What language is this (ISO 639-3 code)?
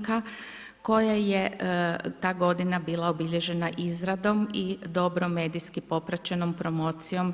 hrv